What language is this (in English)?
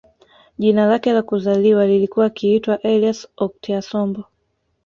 Swahili